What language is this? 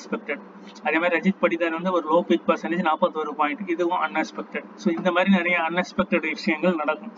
Tamil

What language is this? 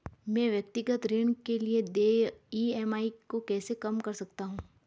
Hindi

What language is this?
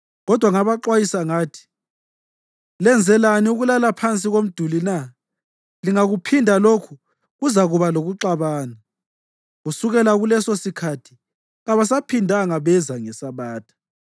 North Ndebele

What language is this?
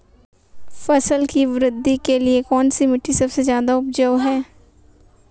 Hindi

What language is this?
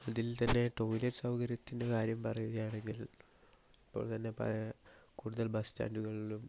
Malayalam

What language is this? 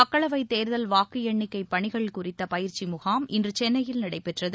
Tamil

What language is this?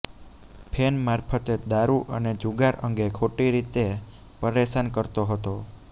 Gujarati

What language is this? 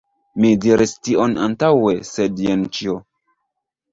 Esperanto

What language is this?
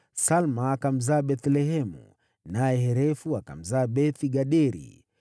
Swahili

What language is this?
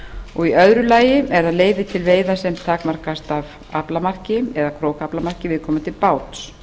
Icelandic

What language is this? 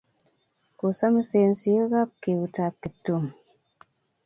Kalenjin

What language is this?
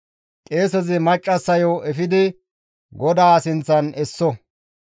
Gamo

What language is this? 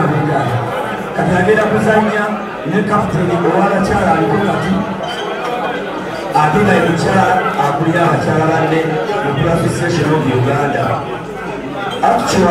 Arabic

